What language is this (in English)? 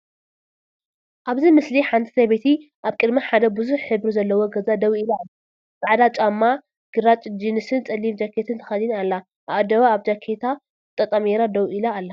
Tigrinya